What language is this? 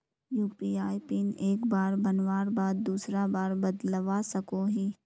Magahi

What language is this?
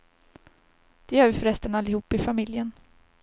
Swedish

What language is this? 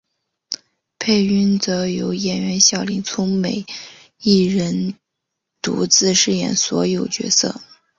Chinese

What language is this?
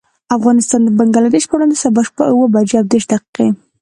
Pashto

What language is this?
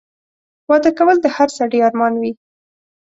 Pashto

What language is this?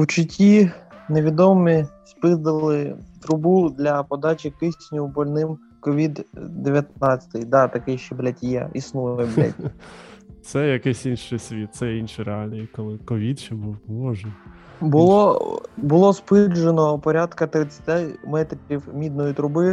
Ukrainian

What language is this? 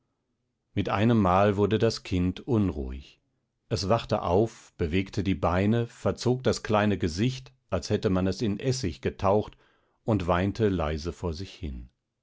German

